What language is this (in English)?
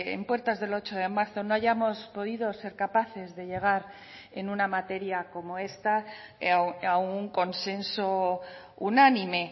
Spanish